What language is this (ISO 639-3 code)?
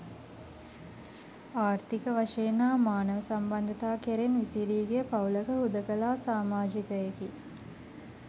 sin